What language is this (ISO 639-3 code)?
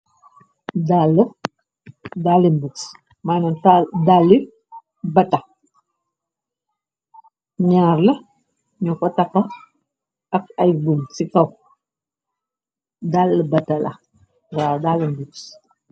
wol